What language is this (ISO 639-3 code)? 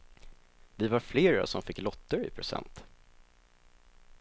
swe